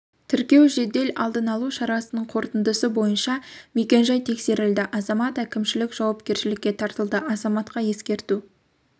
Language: Kazakh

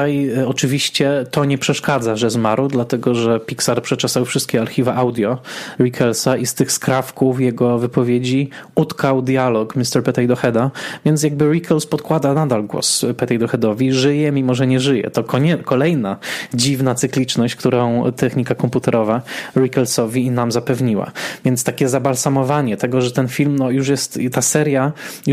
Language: Polish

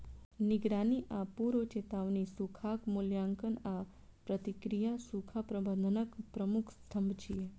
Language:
Maithili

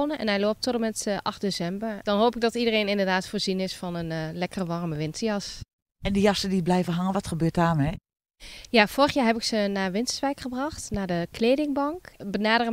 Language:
Dutch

